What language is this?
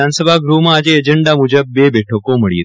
Gujarati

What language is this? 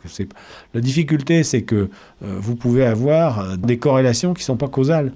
French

